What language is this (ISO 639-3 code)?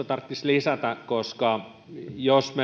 fin